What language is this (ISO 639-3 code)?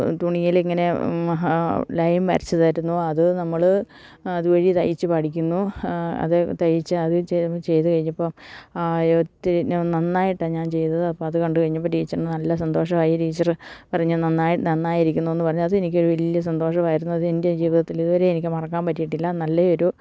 mal